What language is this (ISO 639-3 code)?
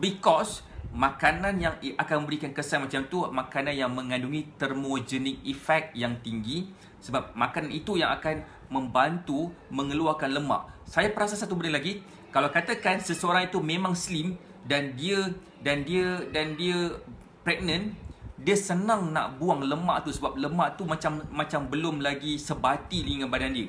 msa